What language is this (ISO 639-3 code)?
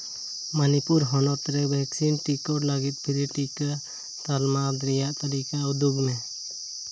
sat